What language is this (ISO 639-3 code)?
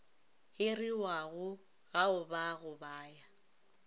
nso